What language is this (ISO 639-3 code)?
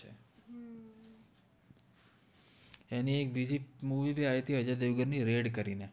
guj